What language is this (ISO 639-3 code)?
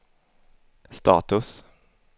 swe